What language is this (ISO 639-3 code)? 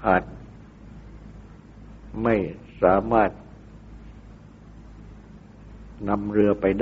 tha